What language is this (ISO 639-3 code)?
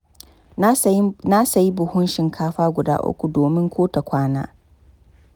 hau